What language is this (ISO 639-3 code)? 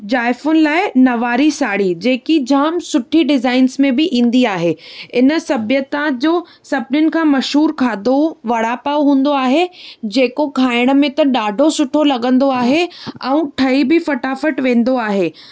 snd